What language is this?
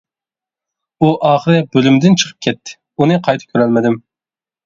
Uyghur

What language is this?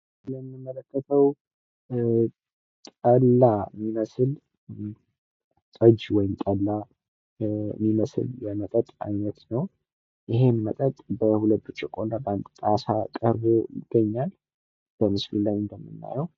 Amharic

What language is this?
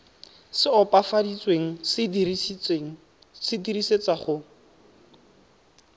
Tswana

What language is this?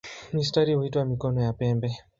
Swahili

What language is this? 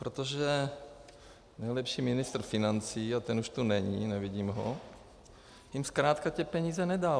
Czech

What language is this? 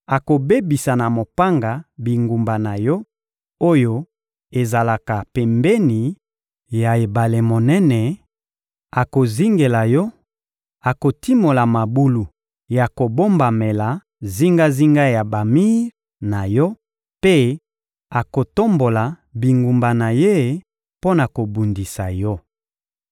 Lingala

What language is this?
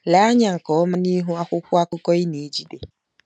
Igbo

